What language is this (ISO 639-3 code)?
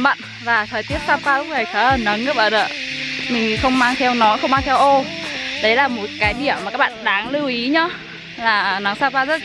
vie